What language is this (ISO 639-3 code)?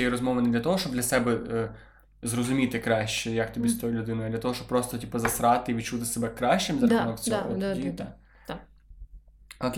ukr